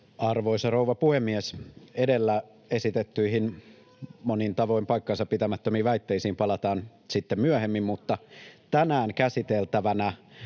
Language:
Finnish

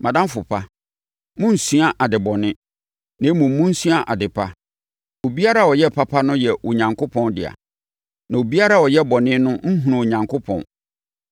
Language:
Akan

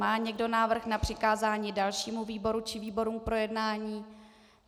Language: Czech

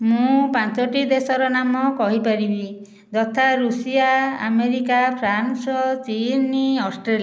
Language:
Odia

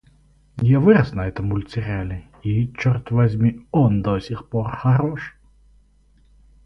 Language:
Russian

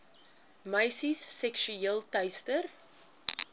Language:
Afrikaans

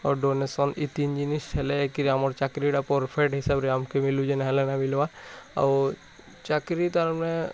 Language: Odia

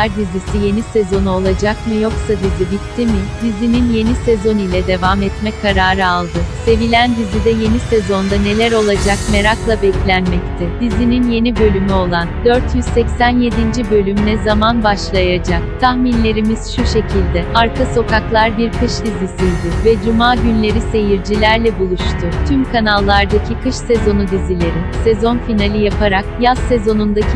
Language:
Turkish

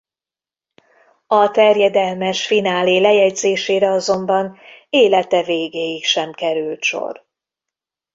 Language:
Hungarian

